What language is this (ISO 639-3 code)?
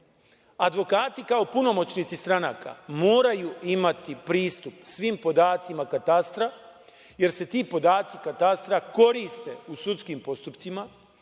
srp